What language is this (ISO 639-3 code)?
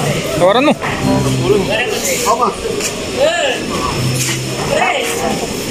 ind